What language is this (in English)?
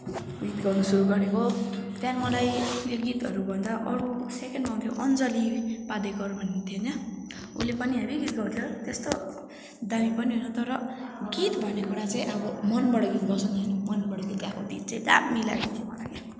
Nepali